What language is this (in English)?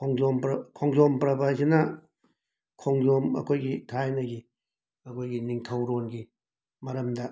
Manipuri